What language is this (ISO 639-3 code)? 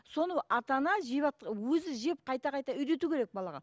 kaz